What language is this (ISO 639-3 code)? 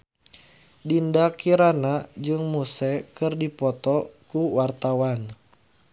sun